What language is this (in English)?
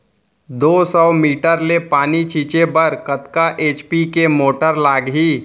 Chhattisgarhi